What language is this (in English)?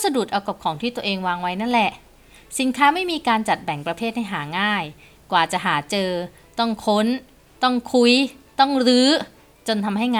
Thai